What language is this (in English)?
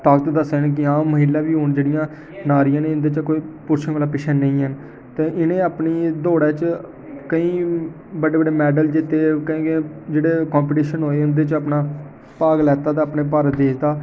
Dogri